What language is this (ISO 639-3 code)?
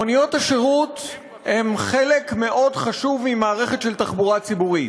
heb